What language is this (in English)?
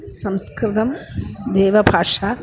Sanskrit